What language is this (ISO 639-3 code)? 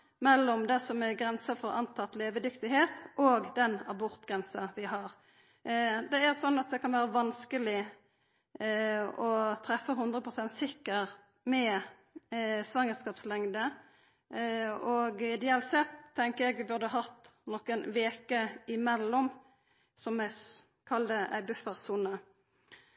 nno